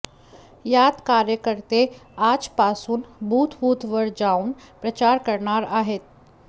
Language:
Marathi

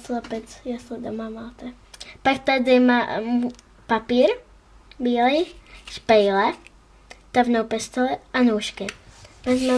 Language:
Czech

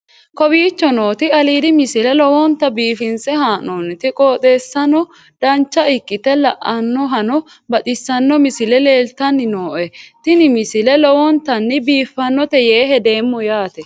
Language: Sidamo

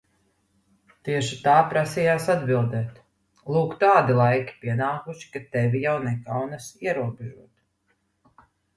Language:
Latvian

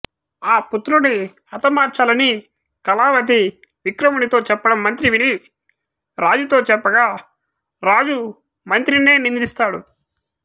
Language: Telugu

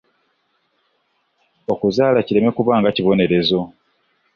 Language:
Ganda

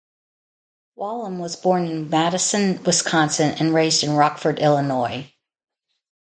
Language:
English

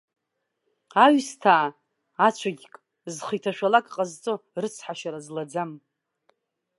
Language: Abkhazian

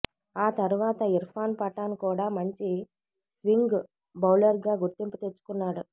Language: Telugu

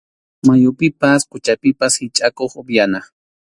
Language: Arequipa-La Unión Quechua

